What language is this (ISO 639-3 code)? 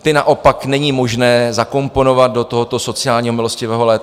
ces